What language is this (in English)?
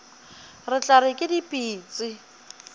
Northern Sotho